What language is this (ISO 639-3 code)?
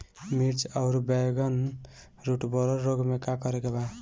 bho